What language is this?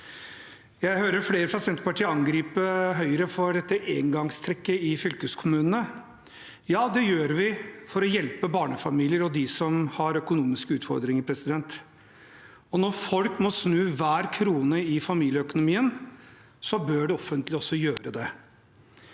Norwegian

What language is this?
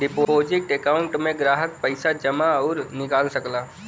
Bhojpuri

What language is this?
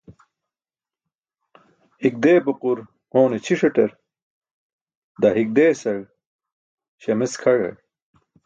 Burushaski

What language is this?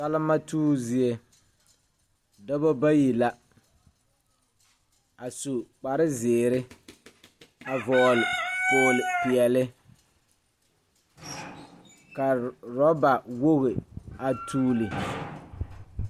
Southern Dagaare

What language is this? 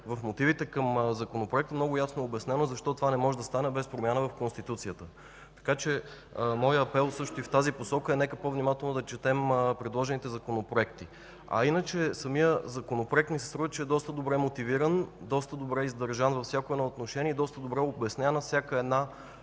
Bulgarian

